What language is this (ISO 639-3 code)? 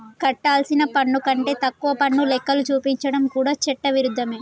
tel